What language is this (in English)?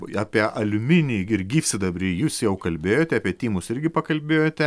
Lithuanian